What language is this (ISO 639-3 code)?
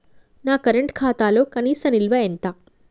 tel